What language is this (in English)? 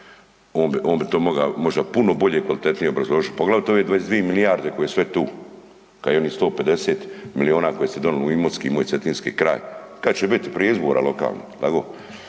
Croatian